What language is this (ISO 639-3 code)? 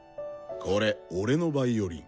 jpn